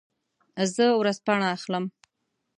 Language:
Pashto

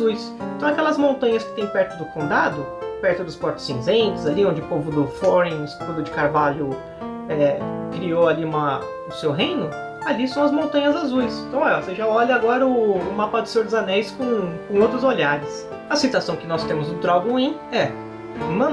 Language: Portuguese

